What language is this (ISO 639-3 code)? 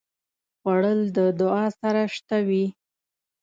pus